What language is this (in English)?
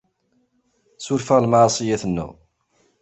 Kabyle